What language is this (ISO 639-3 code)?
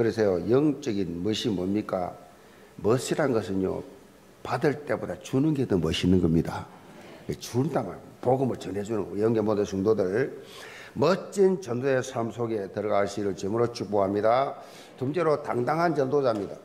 kor